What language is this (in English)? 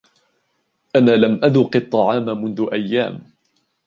Arabic